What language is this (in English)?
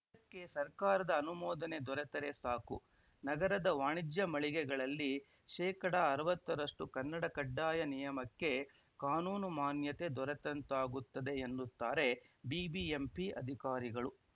Kannada